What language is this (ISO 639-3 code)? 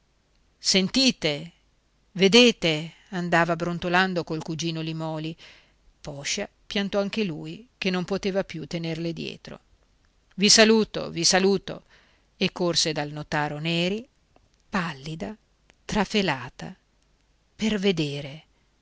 ita